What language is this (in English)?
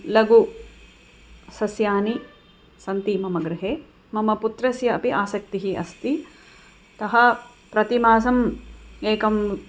Sanskrit